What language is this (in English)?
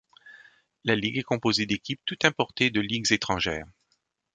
French